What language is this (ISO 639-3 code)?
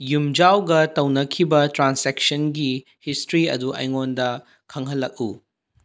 mni